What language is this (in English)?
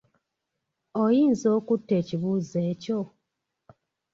Ganda